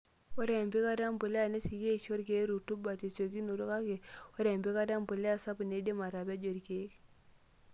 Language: Masai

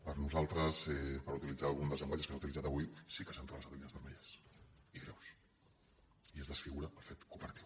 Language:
Catalan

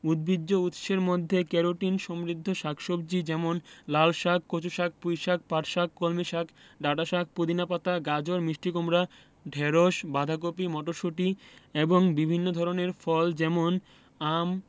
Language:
Bangla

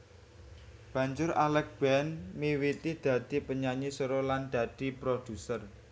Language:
Javanese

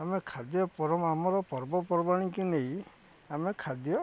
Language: Odia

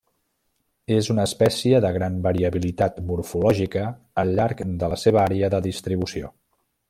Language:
Catalan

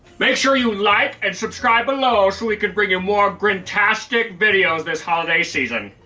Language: English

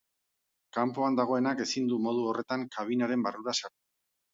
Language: Basque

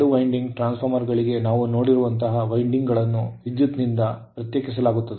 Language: Kannada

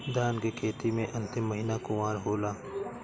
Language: Bhojpuri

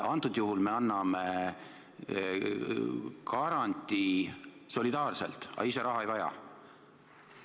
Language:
Estonian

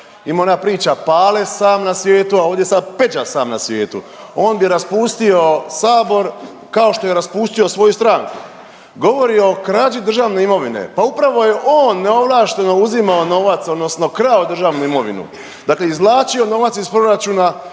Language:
Croatian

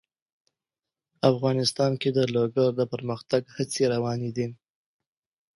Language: Pashto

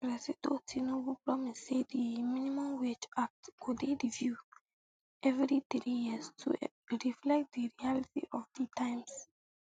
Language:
Nigerian Pidgin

